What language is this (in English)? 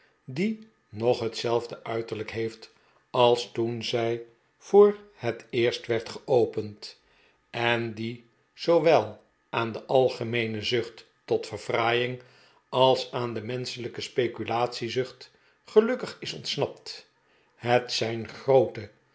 Dutch